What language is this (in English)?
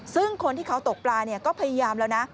Thai